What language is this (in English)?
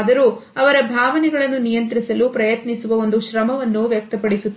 Kannada